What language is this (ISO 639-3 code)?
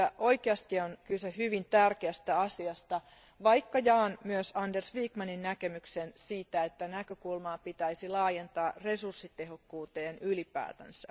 fin